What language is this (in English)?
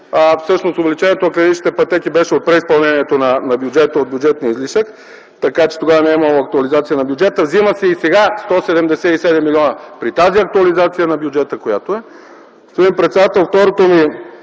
Bulgarian